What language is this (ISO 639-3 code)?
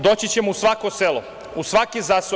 srp